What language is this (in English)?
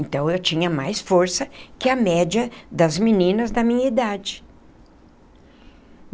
Portuguese